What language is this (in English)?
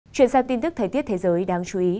Vietnamese